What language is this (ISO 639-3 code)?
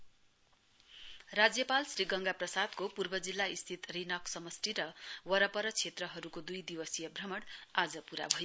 nep